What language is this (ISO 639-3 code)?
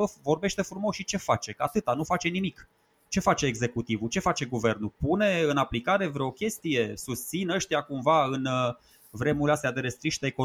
ron